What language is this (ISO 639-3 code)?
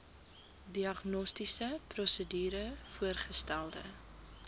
afr